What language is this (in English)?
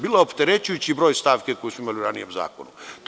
Serbian